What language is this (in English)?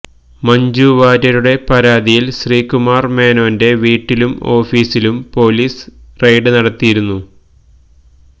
Malayalam